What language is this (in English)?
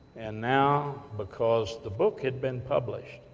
English